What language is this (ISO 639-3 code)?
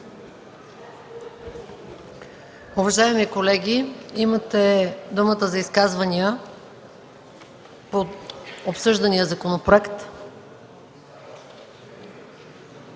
bul